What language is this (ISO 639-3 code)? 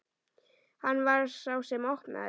isl